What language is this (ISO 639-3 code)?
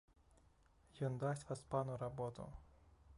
bel